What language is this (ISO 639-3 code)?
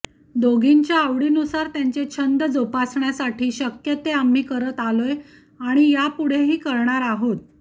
mar